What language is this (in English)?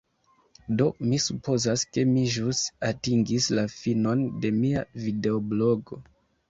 Esperanto